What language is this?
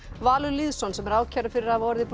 Icelandic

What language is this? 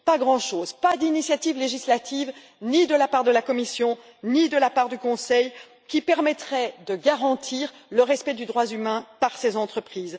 French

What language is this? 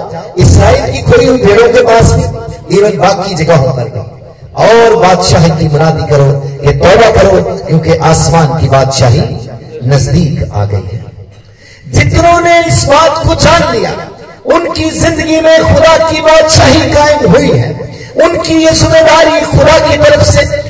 Hindi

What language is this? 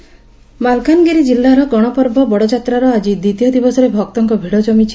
Odia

